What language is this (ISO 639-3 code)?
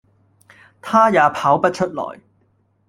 yue